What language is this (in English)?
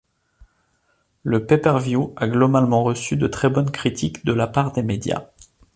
French